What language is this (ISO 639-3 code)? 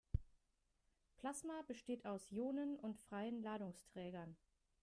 deu